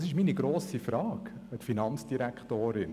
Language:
Swiss German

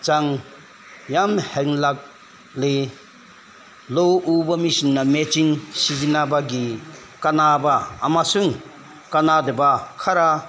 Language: Manipuri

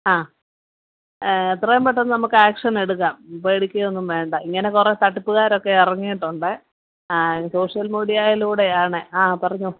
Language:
Malayalam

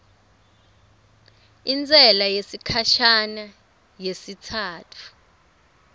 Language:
Swati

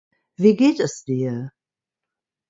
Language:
German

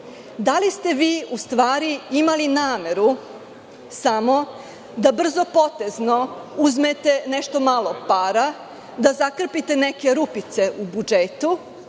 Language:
Serbian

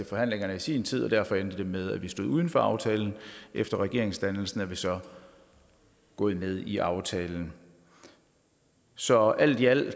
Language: Danish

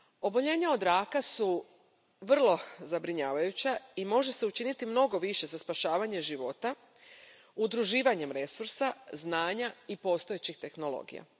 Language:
Croatian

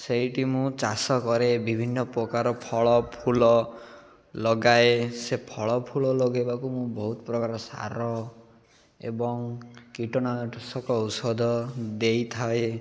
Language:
Odia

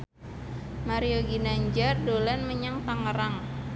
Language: Javanese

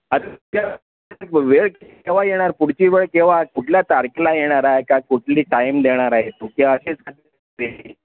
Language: Marathi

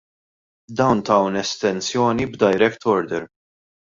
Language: Maltese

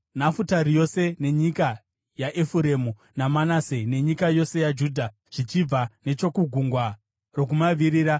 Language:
Shona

